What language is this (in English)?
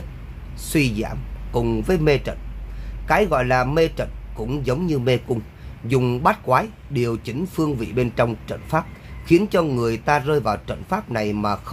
Vietnamese